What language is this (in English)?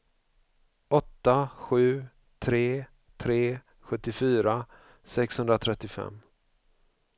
Swedish